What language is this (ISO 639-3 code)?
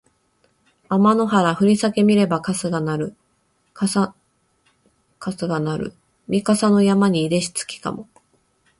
jpn